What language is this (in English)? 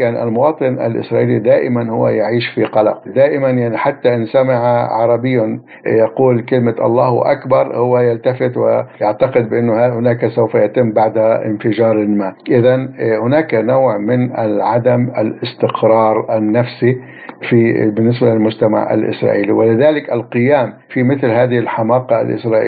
Arabic